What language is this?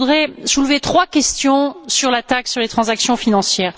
French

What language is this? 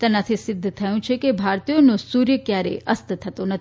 Gujarati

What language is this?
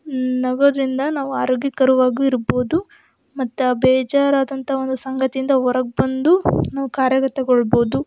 Kannada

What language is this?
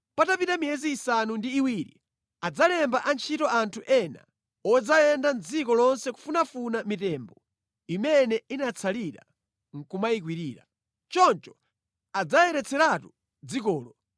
Nyanja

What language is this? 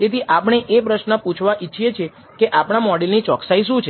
Gujarati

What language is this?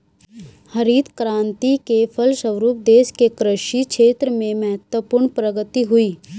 Hindi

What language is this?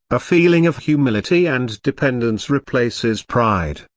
English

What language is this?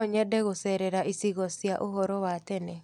Kikuyu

